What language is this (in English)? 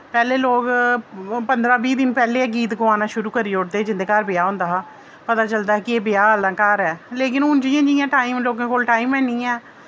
Dogri